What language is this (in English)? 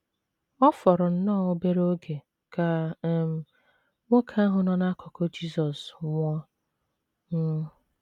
Igbo